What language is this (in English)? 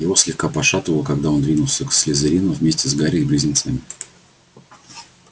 Russian